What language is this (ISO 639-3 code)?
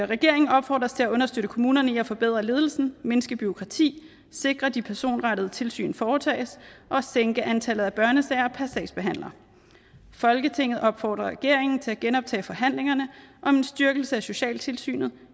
dan